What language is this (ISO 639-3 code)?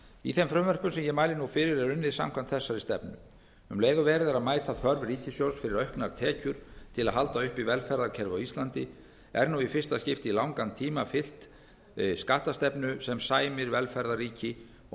isl